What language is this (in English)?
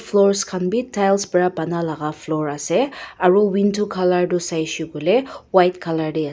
Naga Pidgin